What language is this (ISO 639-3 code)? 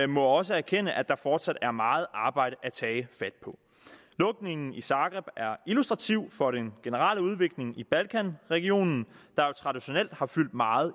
dan